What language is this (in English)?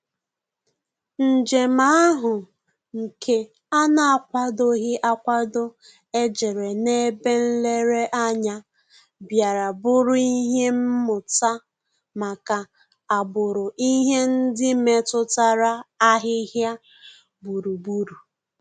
Igbo